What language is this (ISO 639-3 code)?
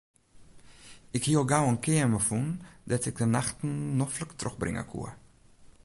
fry